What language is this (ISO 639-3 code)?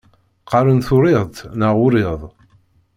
kab